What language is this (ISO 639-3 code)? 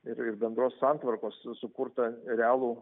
lit